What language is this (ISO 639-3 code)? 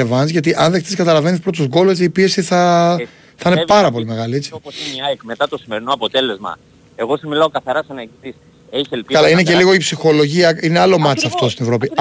ell